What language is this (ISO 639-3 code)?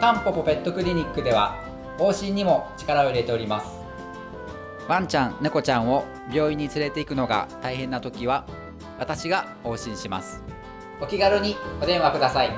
jpn